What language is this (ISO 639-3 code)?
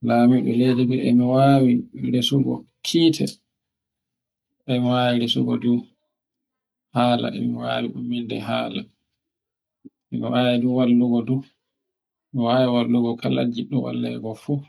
fue